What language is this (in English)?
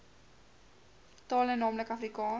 Afrikaans